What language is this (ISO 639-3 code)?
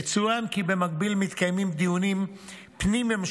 heb